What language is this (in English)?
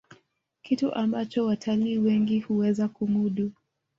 Swahili